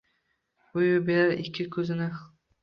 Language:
Uzbek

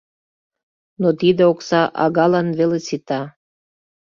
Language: Mari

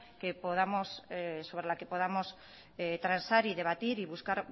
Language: Spanish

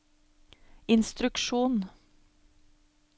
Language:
Norwegian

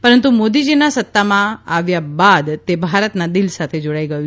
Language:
Gujarati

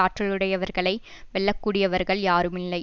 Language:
Tamil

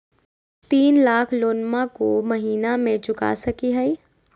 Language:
Magahi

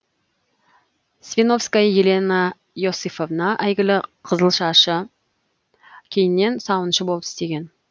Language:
Kazakh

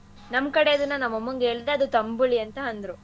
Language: Kannada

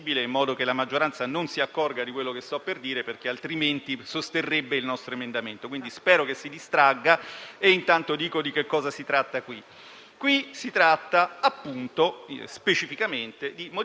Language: Italian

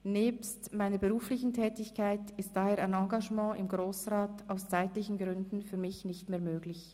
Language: Swiss German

